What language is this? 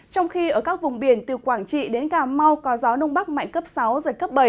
Vietnamese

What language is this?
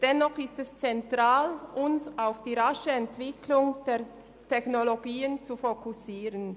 Swiss German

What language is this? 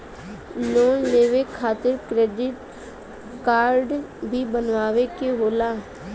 Bhojpuri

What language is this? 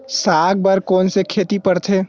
Chhattisgarhi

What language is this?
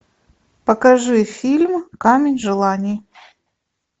Russian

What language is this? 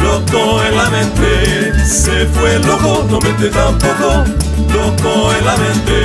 Spanish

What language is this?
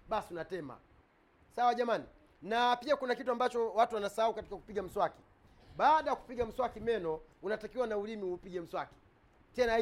Swahili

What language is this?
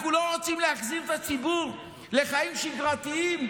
Hebrew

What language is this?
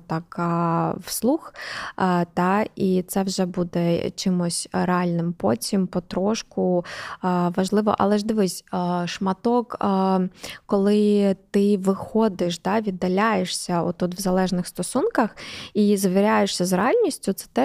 Ukrainian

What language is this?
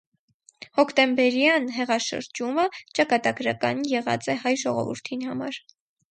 Armenian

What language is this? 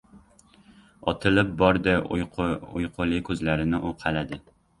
Uzbek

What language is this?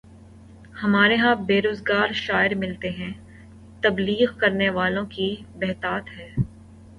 Urdu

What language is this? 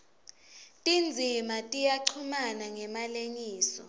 Swati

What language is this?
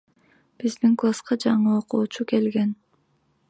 Kyrgyz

